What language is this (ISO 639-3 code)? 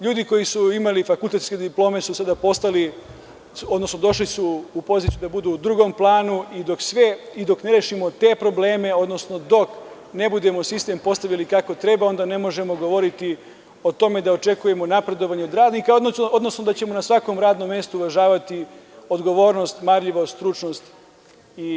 srp